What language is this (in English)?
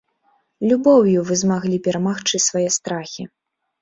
Belarusian